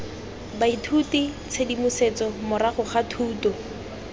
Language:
Tswana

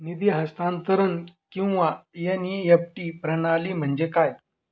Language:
Marathi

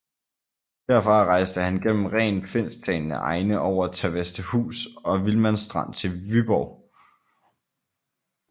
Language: Danish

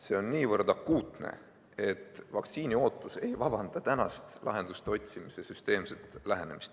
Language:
Estonian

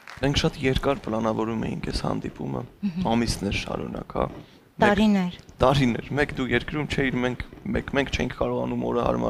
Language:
Romanian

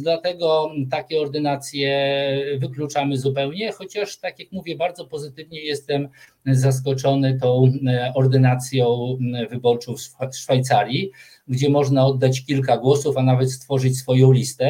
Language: Polish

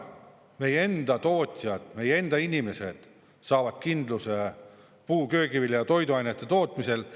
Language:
Estonian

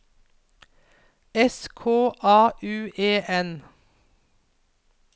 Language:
Norwegian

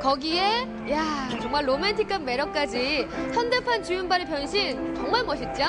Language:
Korean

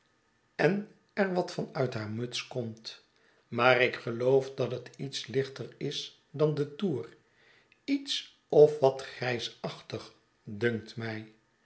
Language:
Dutch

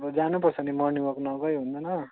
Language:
Nepali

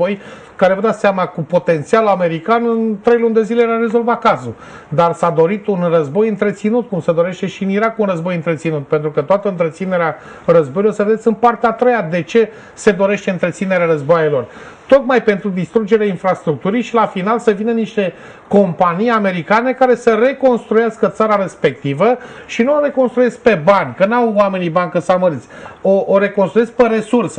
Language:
Romanian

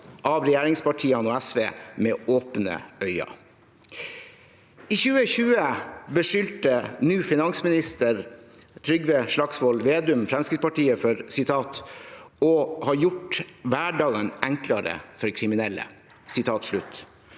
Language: Norwegian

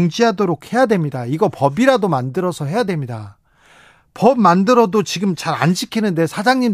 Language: Korean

